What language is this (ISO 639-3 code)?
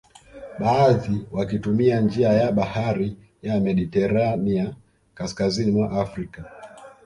swa